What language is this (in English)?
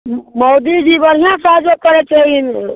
Maithili